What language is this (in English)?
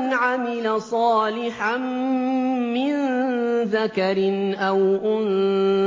Arabic